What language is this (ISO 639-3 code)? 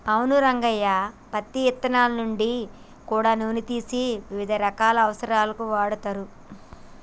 tel